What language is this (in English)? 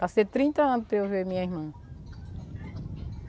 Portuguese